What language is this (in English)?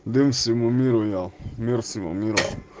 Russian